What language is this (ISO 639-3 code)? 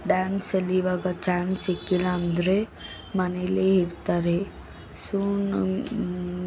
kan